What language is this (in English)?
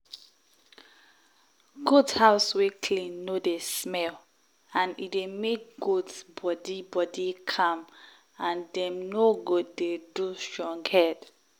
Nigerian Pidgin